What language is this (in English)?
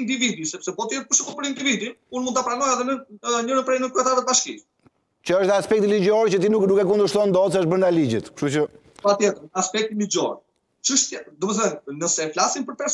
Romanian